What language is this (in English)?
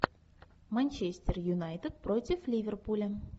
Russian